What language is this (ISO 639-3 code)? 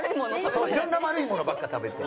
jpn